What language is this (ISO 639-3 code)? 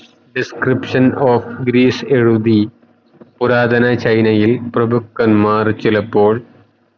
mal